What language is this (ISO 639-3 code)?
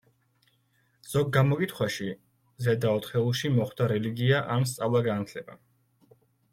kat